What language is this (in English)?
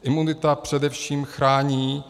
Czech